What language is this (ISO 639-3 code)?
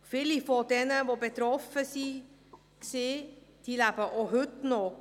gsw